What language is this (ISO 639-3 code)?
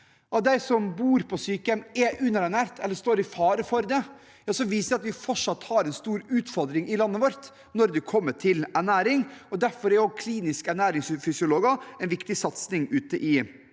nor